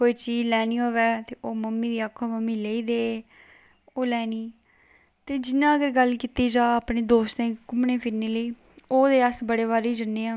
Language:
Dogri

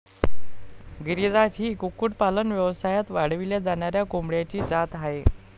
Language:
Marathi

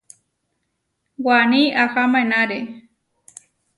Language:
Huarijio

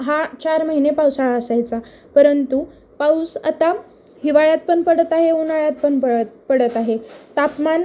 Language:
Marathi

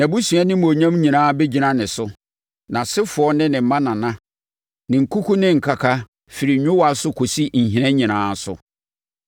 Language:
Akan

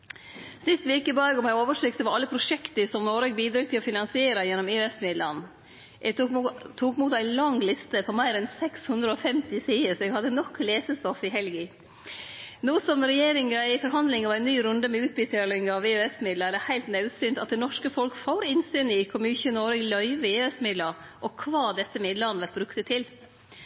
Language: Norwegian Nynorsk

